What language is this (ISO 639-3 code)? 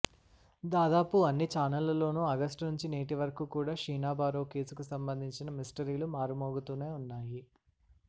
tel